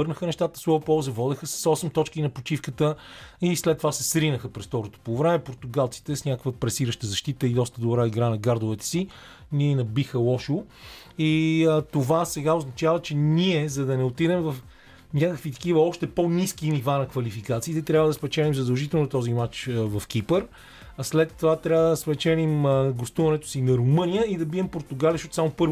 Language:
Bulgarian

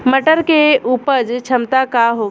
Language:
Bhojpuri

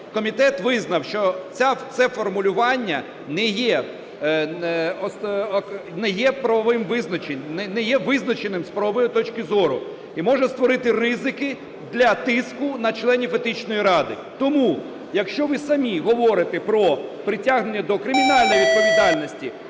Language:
Ukrainian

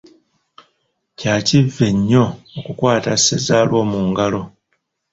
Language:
Ganda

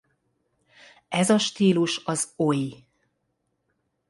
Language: Hungarian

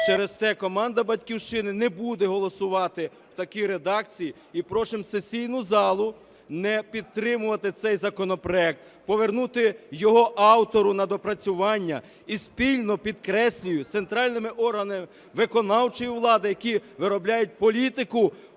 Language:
Ukrainian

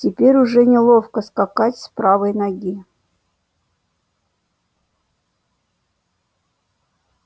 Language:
Russian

